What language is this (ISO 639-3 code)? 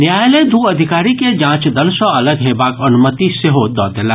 mai